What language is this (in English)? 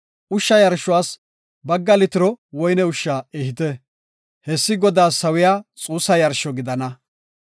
Gofa